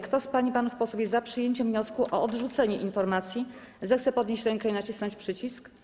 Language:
Polish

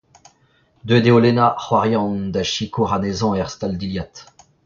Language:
Breton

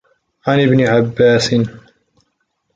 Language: Arabic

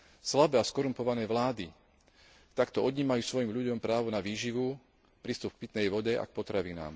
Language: Slovak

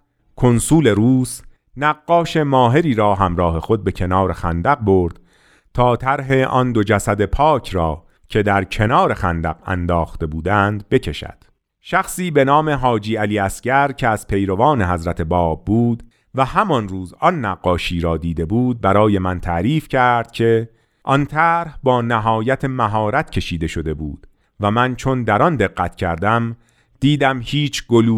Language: Persian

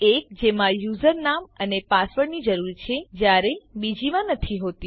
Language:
Gujarati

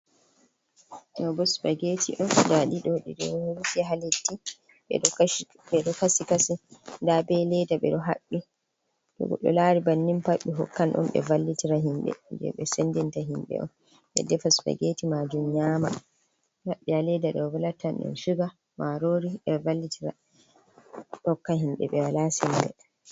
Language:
Fula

